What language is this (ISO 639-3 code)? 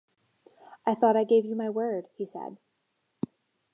eng